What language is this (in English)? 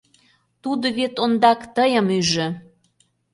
Mari